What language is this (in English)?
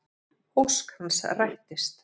Icelandic